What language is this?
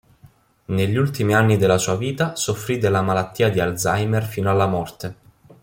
Italian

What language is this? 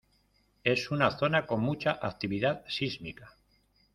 Spanish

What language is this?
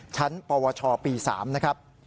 Thai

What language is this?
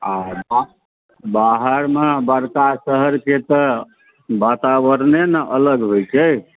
Maithili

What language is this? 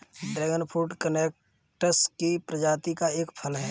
Hindi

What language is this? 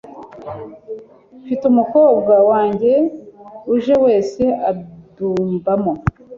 Kinyarwanda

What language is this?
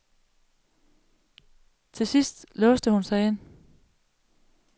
Danish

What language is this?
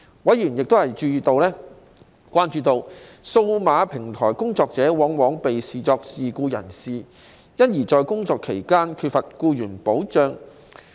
Cantonese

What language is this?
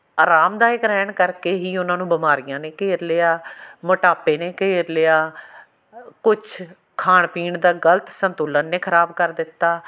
Punjabi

